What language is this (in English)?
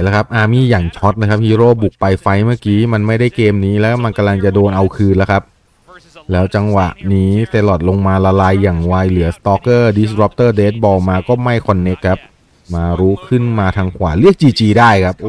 Thai